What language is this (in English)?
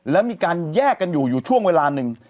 Thai